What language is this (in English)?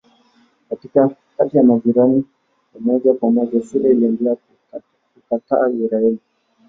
Swahili